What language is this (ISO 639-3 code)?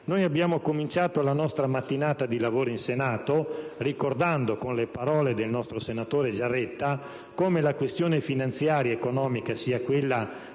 ita